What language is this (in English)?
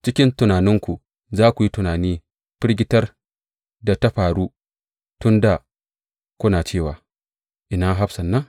Hausa